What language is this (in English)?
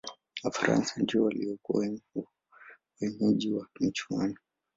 Swahili